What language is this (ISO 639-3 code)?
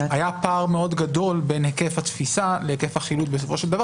heb